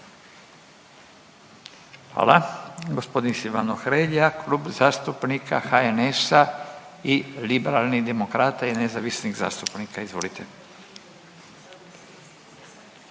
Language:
Croatian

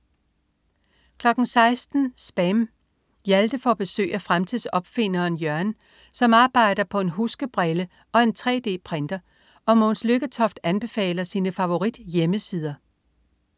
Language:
Danish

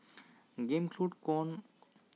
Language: Santali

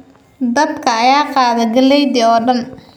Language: Somali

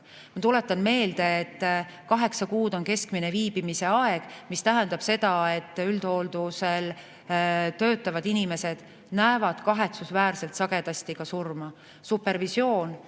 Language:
Estonian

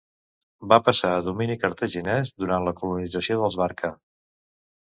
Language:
Catalan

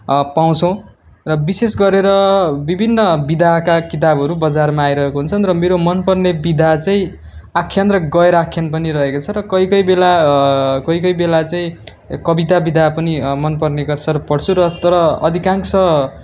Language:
Nepali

